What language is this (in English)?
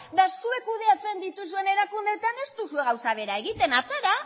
Basque